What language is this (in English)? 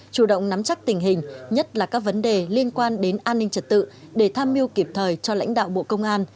Vietnamese